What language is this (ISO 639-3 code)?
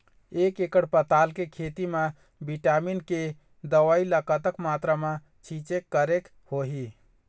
hne